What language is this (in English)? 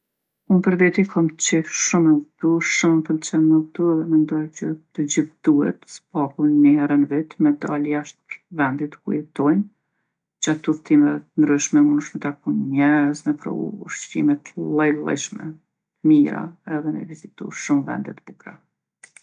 Gheg Albanian